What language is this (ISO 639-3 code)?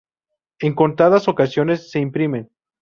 spa